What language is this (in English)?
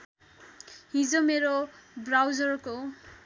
Nepali